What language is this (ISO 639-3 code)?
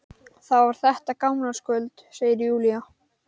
isl